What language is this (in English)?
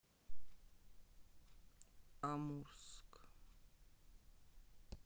Russian